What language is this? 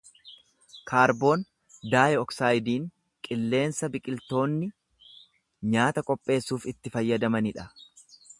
Oromo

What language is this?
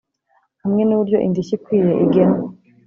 Kinyarwanda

